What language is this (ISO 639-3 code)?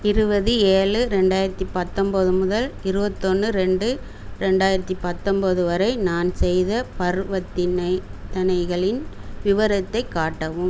tam